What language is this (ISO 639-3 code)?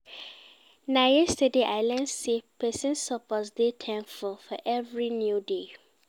pcm